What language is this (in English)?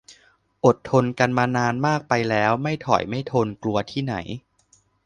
Thai